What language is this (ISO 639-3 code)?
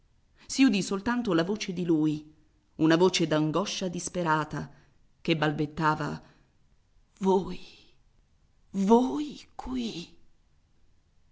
ita